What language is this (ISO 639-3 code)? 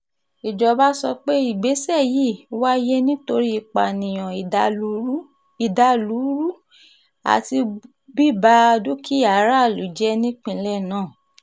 yor